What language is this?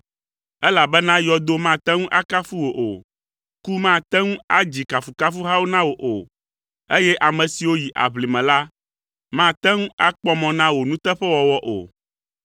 Ewe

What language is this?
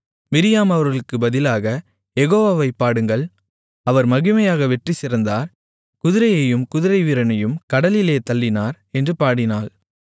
Tamil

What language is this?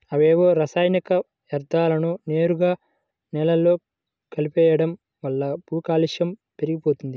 Telugu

